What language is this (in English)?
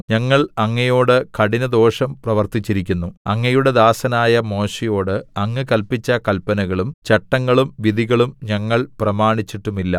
Malayalam